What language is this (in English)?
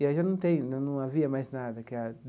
Portuguese